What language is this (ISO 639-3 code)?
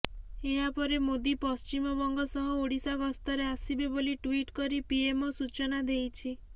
ori